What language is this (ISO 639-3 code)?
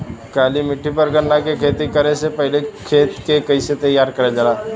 bho